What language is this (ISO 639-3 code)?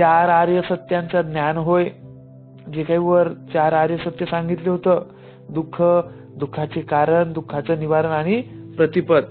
mar